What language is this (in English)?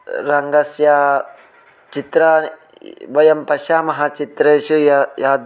Sanskrit